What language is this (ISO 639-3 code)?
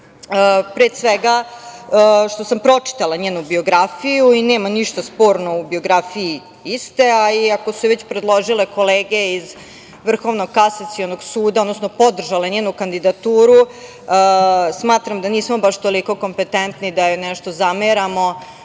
srp